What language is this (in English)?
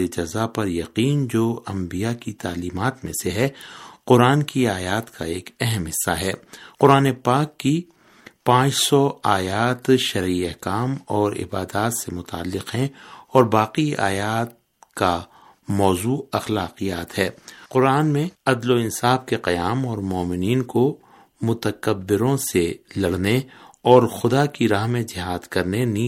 Urdu